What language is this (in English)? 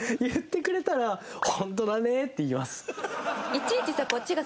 Japanese